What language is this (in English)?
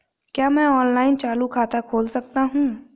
Hindi